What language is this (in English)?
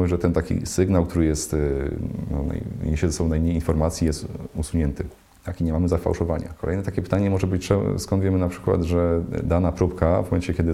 Polish